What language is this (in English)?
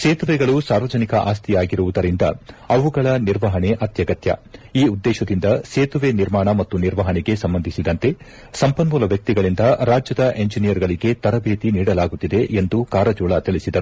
Kannada